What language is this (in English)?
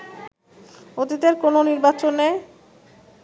Bangla